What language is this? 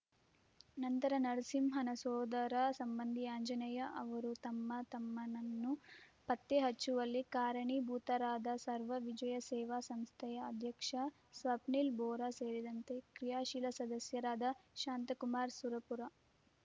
Kannada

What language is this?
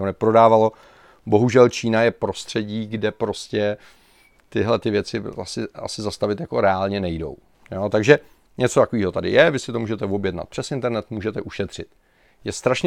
Czech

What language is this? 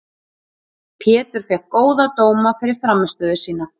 Icelandic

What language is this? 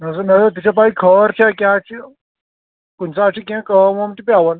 Kashmiri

